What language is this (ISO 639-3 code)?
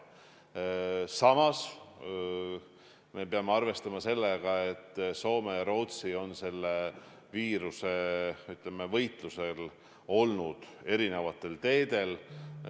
est